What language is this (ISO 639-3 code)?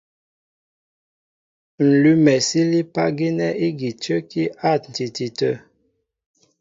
mbo